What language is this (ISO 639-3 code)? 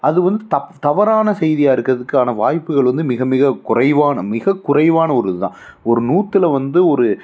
tam